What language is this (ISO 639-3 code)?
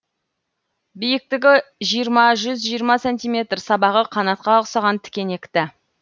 kaz